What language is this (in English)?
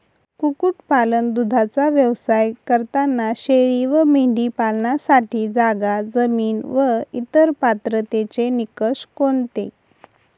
Marathi